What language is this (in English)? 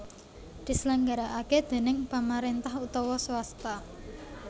Javanese